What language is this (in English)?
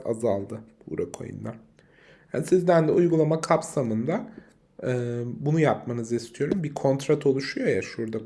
Turkish